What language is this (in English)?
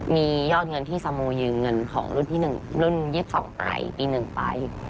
Thai